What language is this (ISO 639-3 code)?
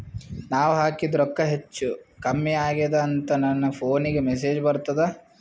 kan